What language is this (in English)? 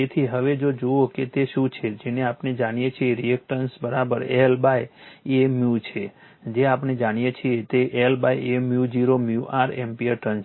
Gujarati